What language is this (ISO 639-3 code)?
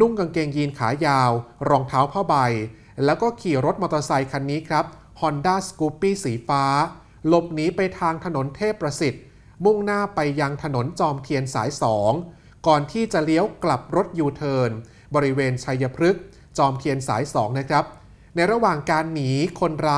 tha